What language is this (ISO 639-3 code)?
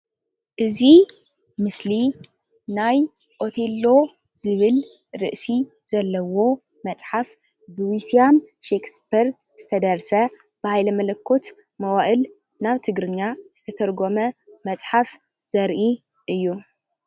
tir